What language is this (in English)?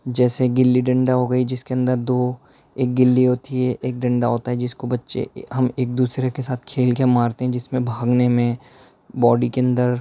Urdu